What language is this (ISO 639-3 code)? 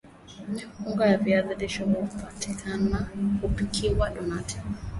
swa